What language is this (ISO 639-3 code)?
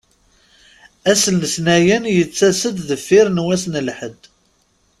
kab